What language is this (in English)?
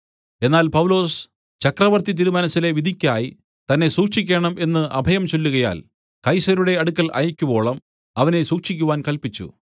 Malayalam